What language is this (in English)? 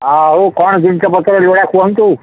Odia